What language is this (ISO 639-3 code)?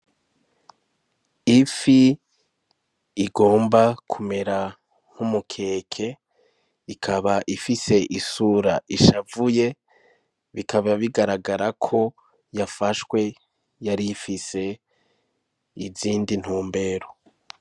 run